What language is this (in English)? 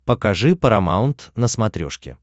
Russian